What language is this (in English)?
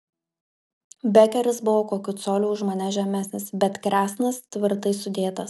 Lithuanian